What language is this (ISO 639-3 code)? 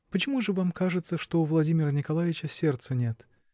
rus